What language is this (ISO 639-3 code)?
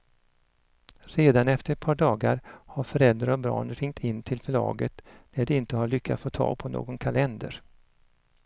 swe